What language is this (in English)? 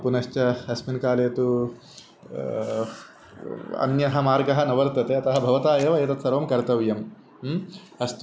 Sanskrit